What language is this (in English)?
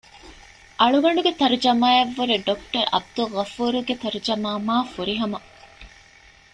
Divehi